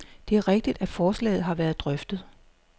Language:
Danish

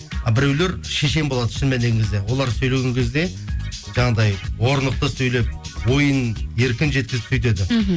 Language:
Kazakh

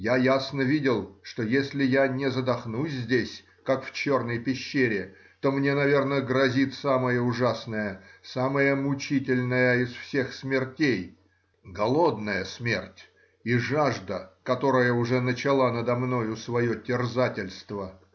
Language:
Russian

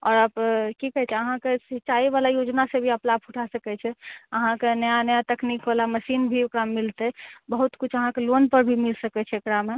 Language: Maithili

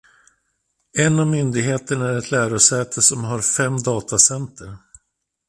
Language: Swedish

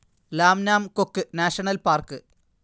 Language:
Malayalam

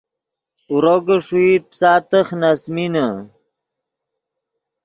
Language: Yidgha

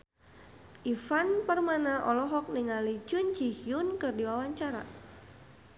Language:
Sundanese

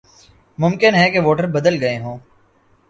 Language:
Urdu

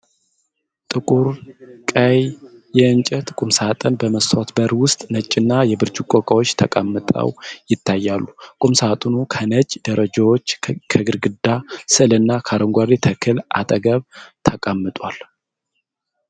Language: Amharic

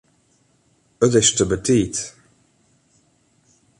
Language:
Western Frisian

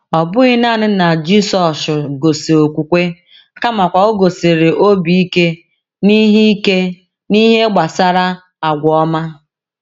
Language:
Igbo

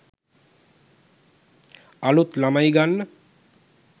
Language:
Sinhala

